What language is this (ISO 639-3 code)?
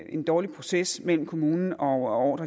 dan